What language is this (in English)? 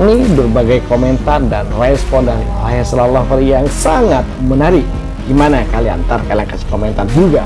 Indonesian